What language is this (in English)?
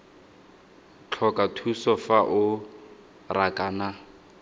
Tswana